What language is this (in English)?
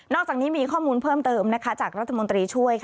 Thai